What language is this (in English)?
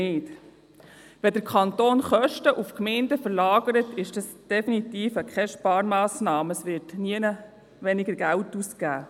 Swiss German